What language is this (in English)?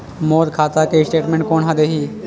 Chhattisgarhi